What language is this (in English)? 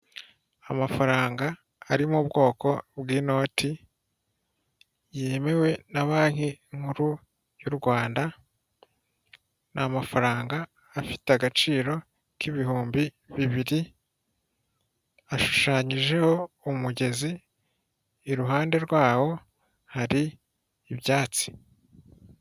Kinyarwanda